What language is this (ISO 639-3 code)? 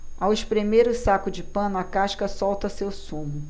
por